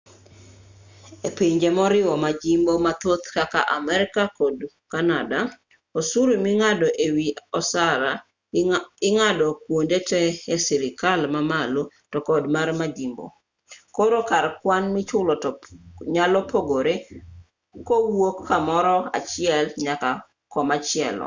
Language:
Luo (Kenya and Tanzania)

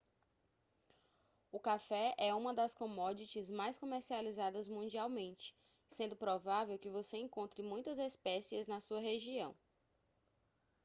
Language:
Portuguese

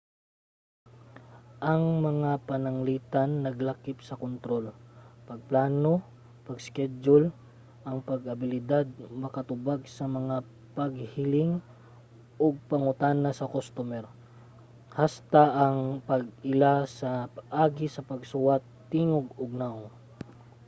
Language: Cebuano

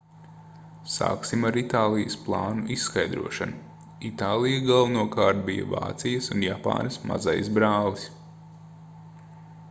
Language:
Latvian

